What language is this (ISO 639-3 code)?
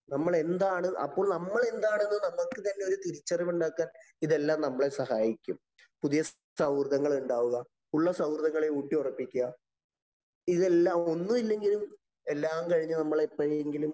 mal